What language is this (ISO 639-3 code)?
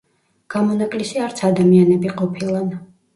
kat